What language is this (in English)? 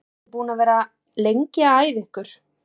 Icelandic